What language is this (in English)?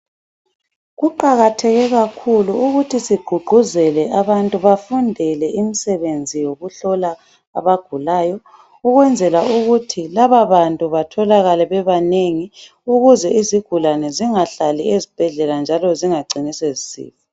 North Ndebele